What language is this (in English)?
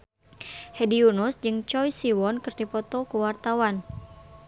Sundanese